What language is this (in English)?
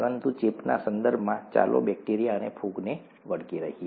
Gujarati